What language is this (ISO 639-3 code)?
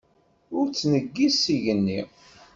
kab